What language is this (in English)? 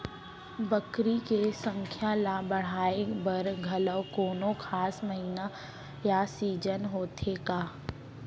Chhattisgarhi